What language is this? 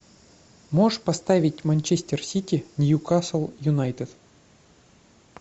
Russian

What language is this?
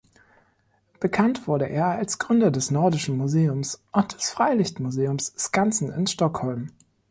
German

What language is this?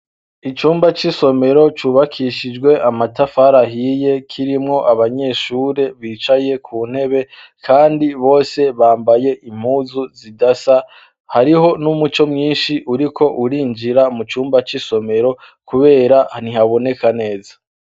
Rundi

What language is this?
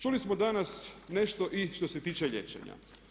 Croatian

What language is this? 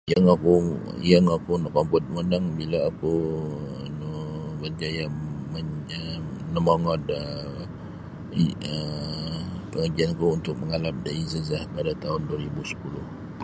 Sabah Bisaya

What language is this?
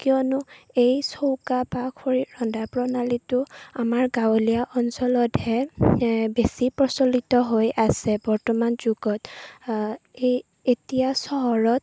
Assamese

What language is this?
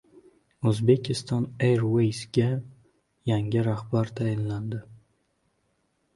Uzbek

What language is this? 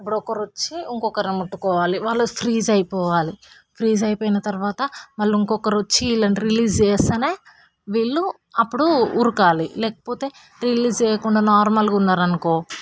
Telugu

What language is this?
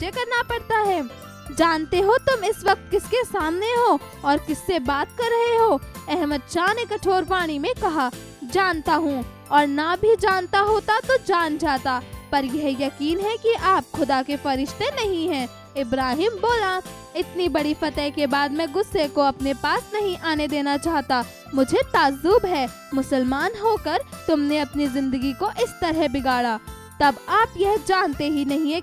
Hindi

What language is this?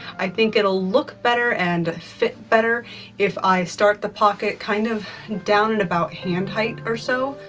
English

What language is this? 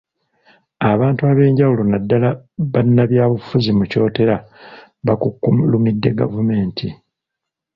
Ganda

